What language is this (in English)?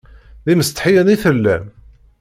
Kabyle